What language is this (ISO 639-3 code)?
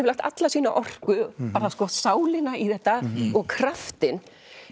isl